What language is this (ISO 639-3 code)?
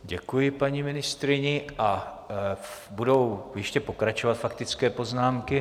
ces